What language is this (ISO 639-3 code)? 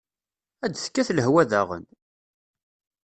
kab